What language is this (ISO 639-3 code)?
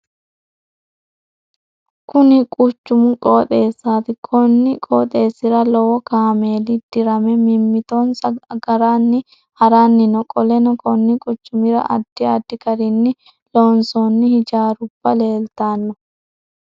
sid